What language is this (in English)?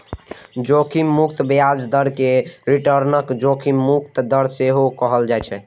Maithili